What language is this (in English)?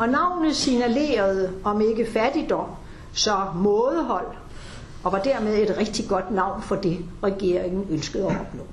Danish